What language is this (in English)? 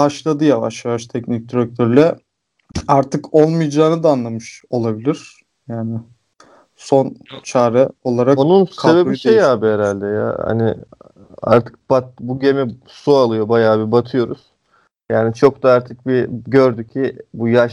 Turkish